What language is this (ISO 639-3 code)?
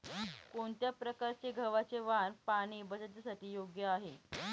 mar